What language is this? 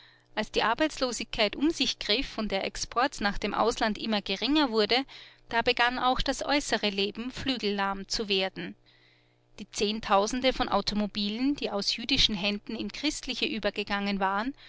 German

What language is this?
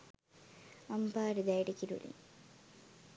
Sinhala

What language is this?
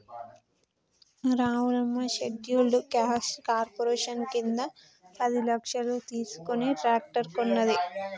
Telugu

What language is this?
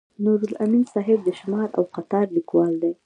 Pashto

